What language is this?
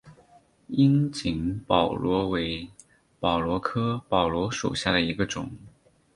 Chinese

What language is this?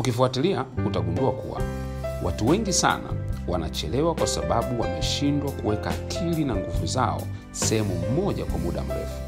Swahili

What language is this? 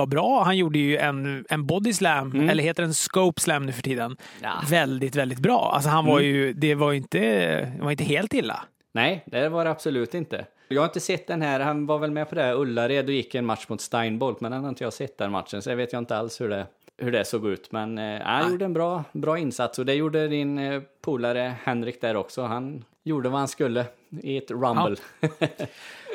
Swedish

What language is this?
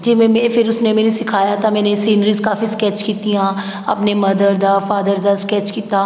Punjabi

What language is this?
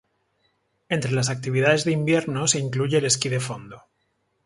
Spanish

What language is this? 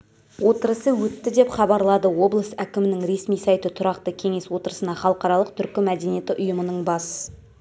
Kazakh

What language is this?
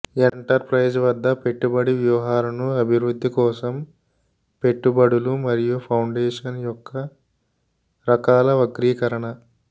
Telugu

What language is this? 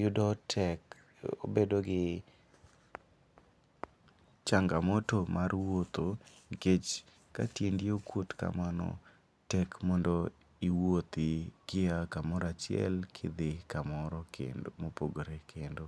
Luo (Kenya and Tanzania)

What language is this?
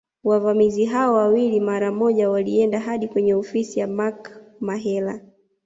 Swahili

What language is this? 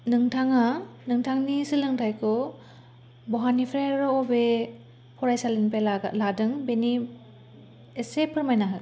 Bodo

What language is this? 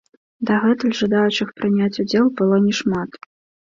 Belarusian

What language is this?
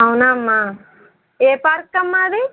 Telugu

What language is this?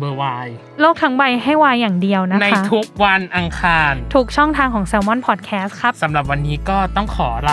Thai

